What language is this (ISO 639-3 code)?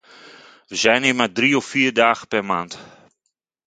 nld